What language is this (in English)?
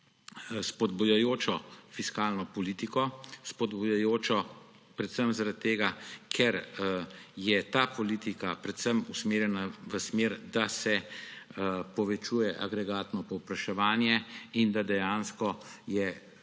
Slovenian